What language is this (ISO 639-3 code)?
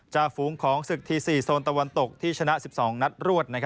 tha